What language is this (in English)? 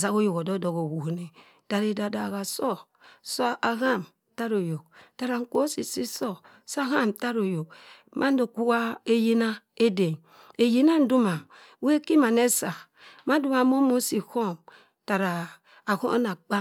Cross River Mbembe